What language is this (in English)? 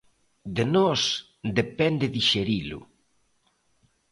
Galician